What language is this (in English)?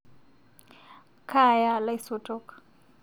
Masai